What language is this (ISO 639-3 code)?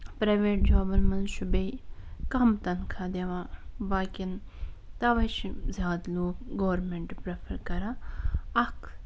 kas